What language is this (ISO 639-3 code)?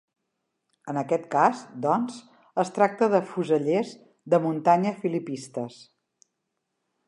cat